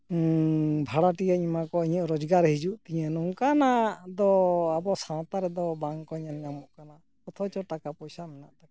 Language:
Santali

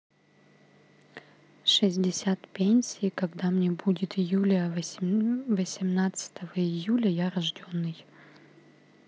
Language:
Russian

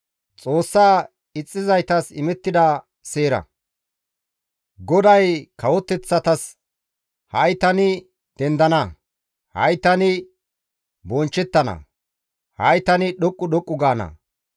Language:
Gamo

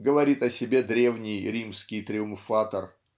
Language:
Russian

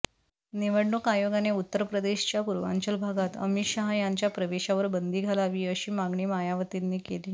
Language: Marathi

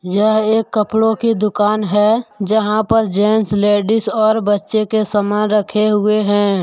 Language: Hindi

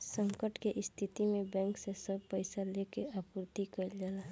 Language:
Bhojpuri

